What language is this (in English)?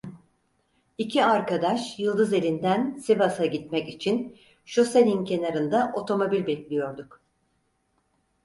Turkish